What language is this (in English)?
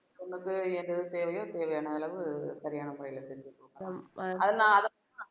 Tamil